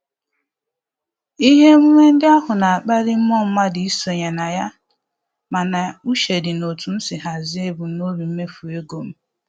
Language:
Igbo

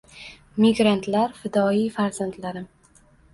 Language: Uzbek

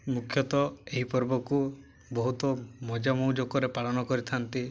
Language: Odia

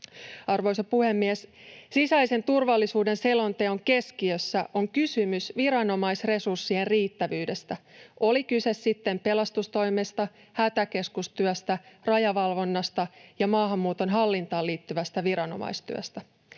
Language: Finnish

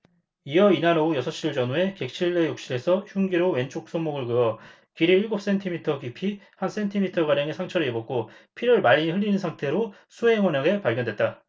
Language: Korean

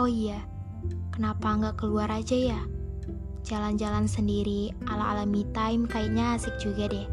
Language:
Indonesian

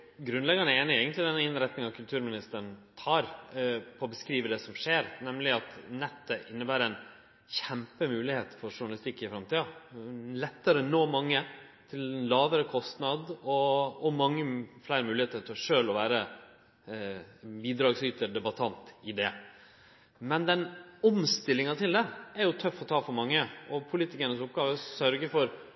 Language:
Norwegian Nynorsk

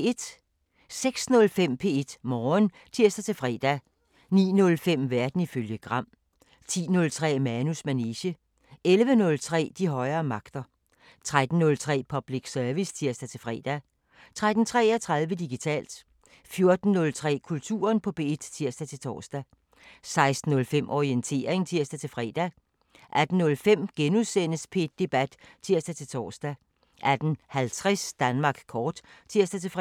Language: Danish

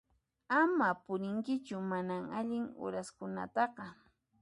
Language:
Puno Quechua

